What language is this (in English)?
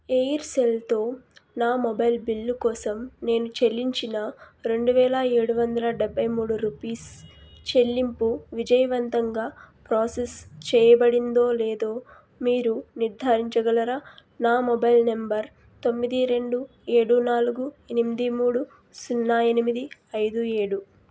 Telugu